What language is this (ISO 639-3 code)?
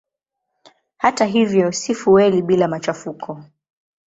swa